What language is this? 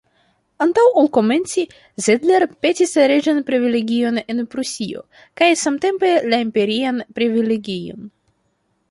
Esperanto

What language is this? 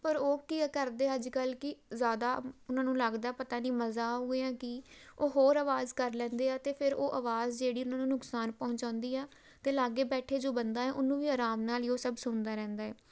Punjabi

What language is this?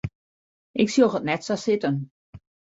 Western Frisian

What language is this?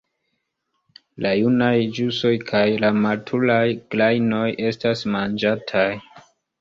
Esperanto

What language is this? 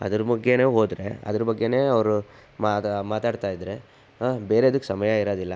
Kannada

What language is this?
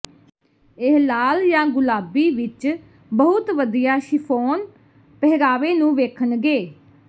Punjabi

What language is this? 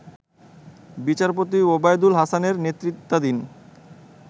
Bangla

